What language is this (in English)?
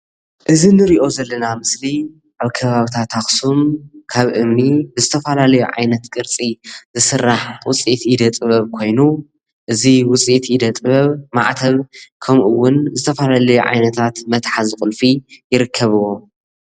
Tigrinya